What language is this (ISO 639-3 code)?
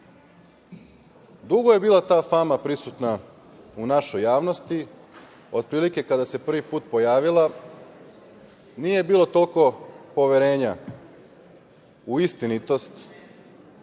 srp